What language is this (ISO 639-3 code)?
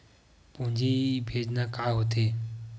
hne